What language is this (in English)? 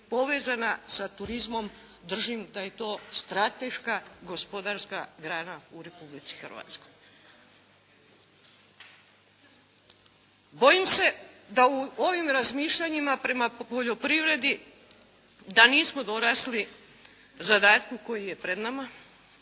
Croatian